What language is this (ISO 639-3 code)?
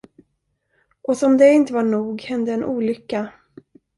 swe